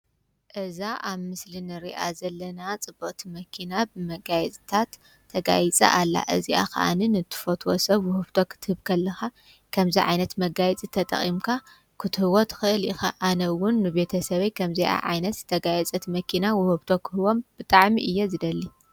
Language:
Tigrinya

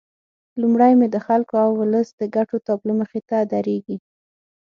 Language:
Pashto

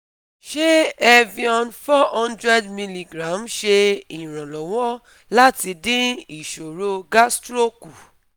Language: Yoruba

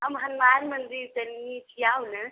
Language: Maithili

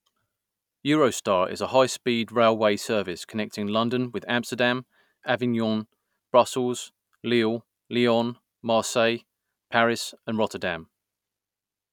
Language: English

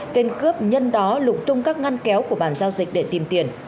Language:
Vietnamese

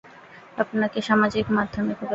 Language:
Bangla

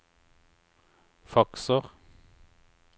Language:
Norwegian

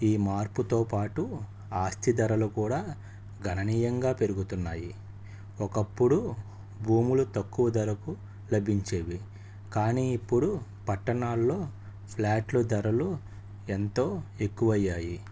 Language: Telugu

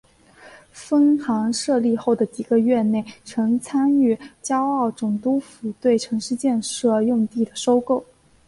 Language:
Chinese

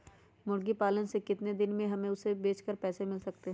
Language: Magahi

